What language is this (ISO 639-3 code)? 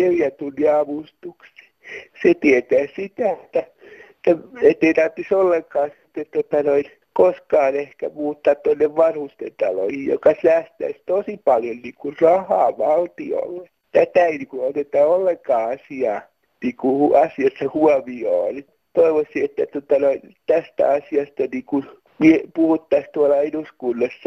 fin